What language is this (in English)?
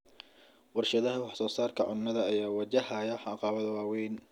Somali